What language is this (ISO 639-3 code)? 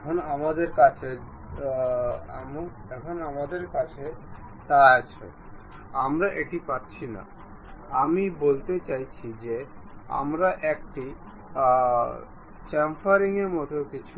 ben